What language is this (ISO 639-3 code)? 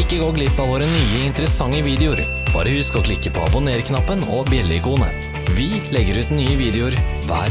nor